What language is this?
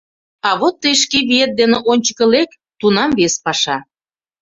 Mari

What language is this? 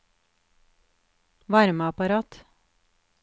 Norwegian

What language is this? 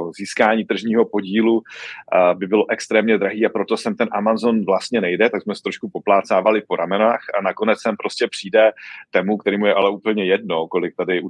Czech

